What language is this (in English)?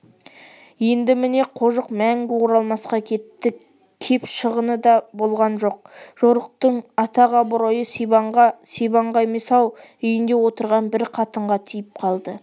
Kazakh